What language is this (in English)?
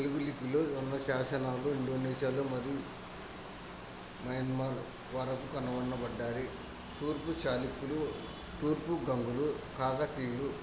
Telugu